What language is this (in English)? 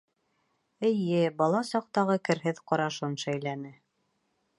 Bashkir